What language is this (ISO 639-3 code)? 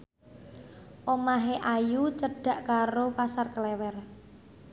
jav